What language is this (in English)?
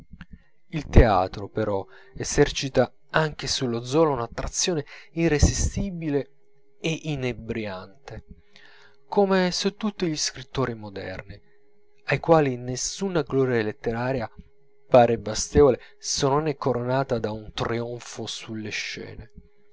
Italian